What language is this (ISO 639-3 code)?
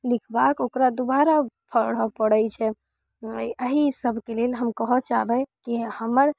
mai